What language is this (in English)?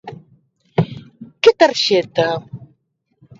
Galician